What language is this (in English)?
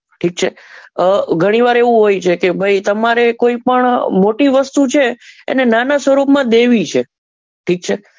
Gujarati